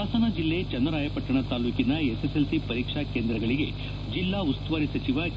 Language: Kannada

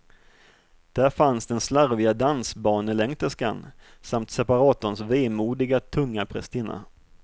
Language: Swedish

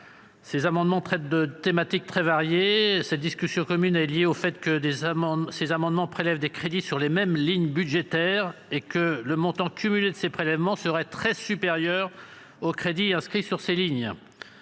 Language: French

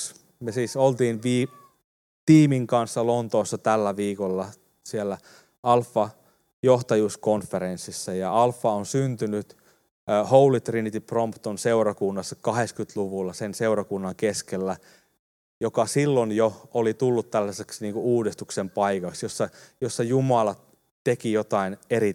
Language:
Finnish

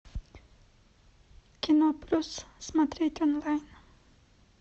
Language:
Russian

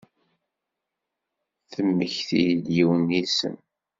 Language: Kabyle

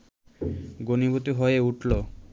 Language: Bangla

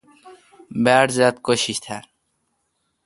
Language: Kalkoti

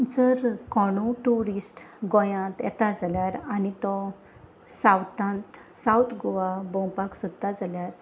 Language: Konkani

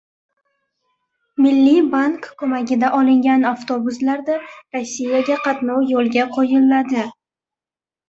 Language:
Uzbek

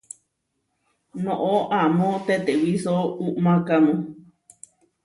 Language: Huarijio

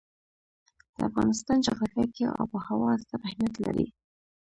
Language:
Pashto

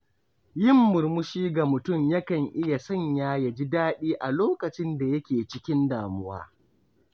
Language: Hausa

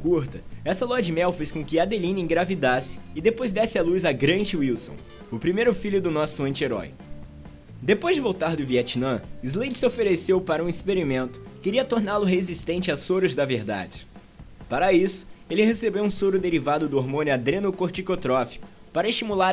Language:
Portuguese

